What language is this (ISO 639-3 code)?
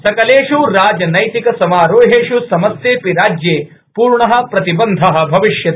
san